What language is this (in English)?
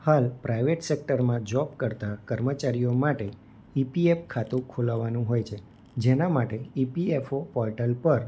Gujarati